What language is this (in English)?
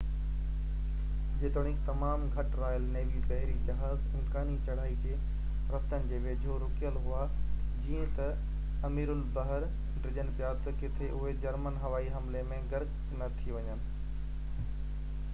Sindhi